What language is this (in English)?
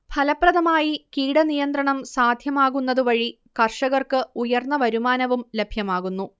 Malayalam